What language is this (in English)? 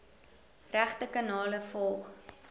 Afrikaans